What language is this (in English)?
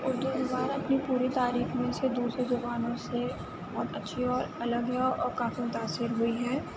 Urdu